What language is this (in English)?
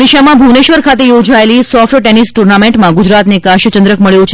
Gujarati